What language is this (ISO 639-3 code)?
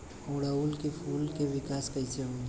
bho